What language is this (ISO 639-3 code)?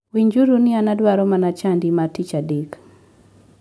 luo